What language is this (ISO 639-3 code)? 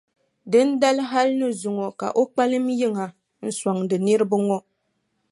dag